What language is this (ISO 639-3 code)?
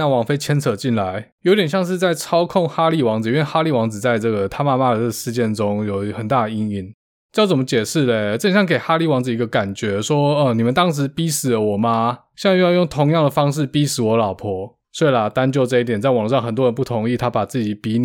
zho